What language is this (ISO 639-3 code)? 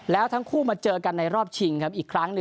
tha